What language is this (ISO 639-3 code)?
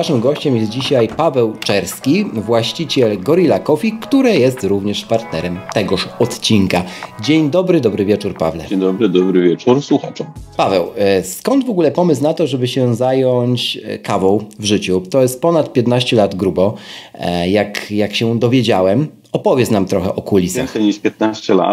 pol